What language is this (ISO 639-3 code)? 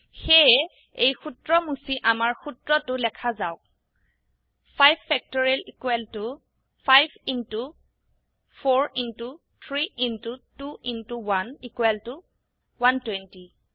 asm